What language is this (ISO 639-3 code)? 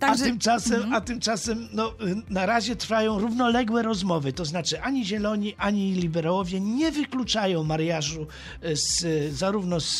pol